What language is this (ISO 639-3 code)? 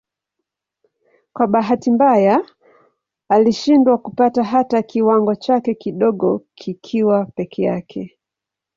swa